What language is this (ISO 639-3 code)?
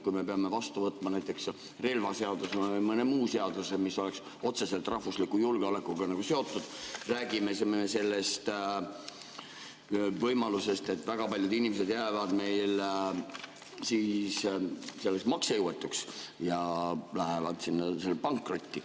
est